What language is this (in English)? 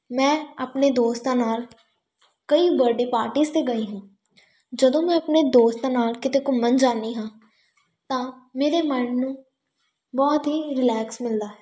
Punjabi